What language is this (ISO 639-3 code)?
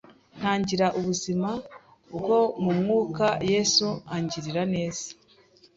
kin